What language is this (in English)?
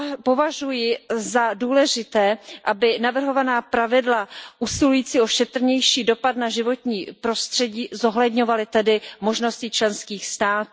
Czech